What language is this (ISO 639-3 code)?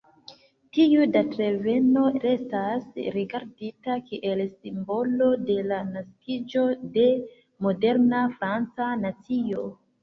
epo